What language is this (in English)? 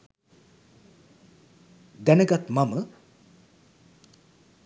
Sinhala